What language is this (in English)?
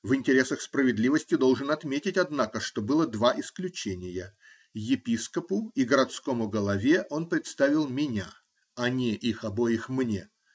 Russian